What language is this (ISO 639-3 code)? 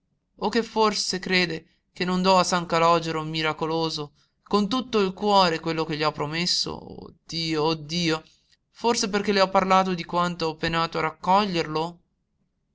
ita